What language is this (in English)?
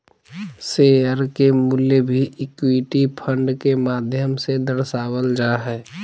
Magahi